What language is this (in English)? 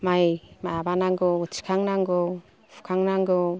Bodo